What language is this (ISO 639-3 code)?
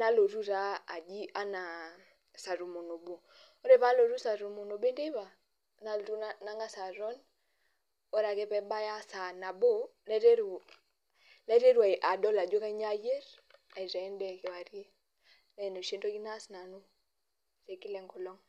mas